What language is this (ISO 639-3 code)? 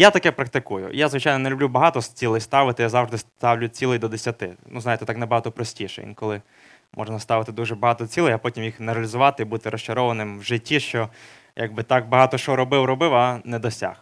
ukr